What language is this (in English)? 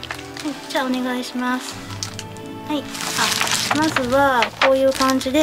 Japanese